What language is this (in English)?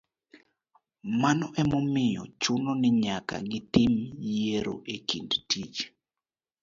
Luo (Kenya and Tanzania)